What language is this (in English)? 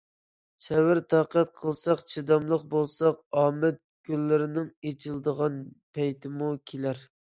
Uyghur